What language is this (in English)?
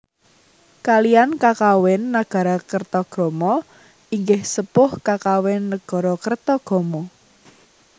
Javanese